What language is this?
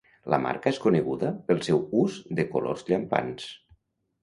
Catalan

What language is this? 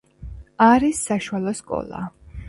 Georgian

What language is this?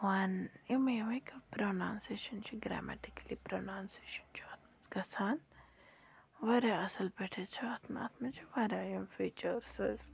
Kashmiri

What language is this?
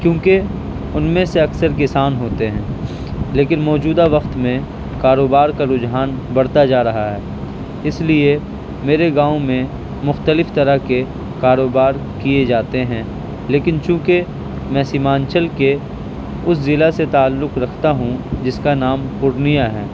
Urdu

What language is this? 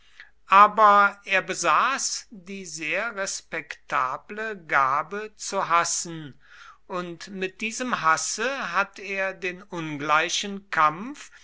German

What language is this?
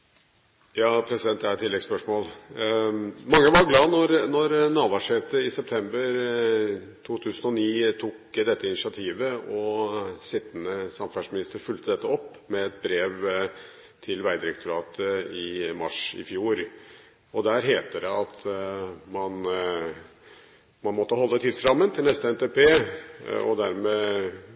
Norwegian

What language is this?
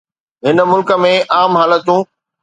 Sindhi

